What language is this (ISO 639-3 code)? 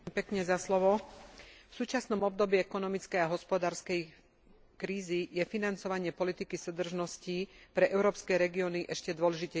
slk